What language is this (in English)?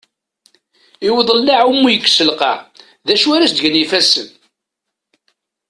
Kabyle